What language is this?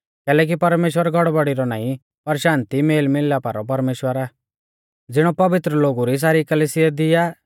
Mahasu Pahari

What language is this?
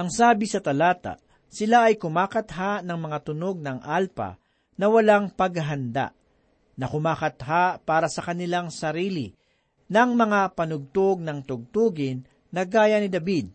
Filipino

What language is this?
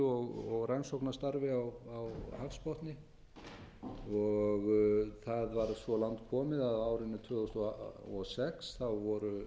Icelandic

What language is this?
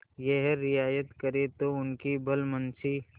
Hindi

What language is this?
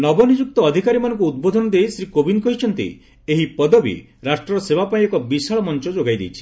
Odia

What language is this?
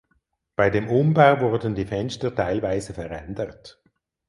German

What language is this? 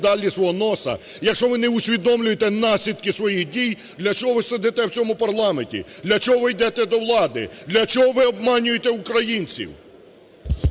Ukrainian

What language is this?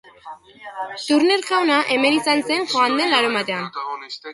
Basque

